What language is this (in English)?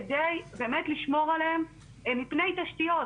Hebrew